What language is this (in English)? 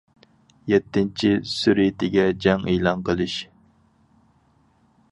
Uyghur